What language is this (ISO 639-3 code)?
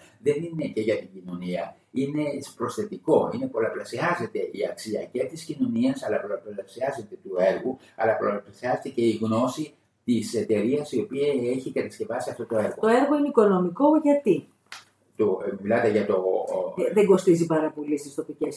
ell